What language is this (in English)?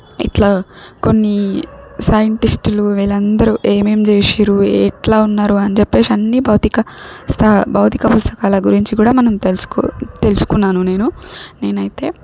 Telugu